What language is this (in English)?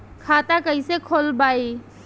Bhojpuri